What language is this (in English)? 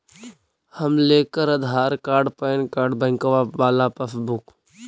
Magahi